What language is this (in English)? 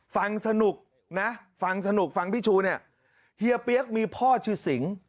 Thai